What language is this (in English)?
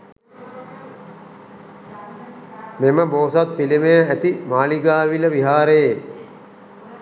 Sinhala